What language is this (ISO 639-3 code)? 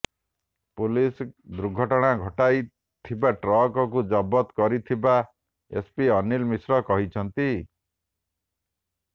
ori